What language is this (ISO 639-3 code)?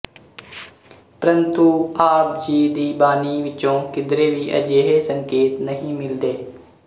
pan